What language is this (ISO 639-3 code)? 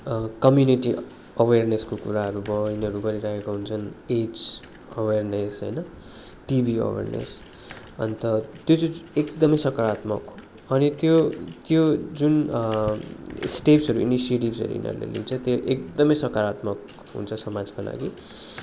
nep